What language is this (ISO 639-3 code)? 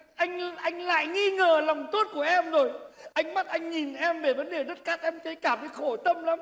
vie